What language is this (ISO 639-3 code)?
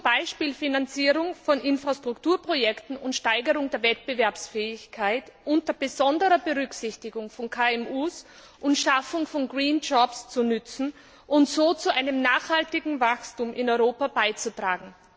deu